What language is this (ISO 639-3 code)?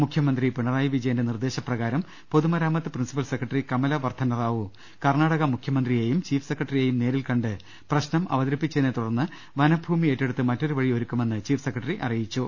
mal